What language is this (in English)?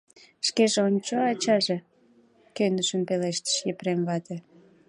Mari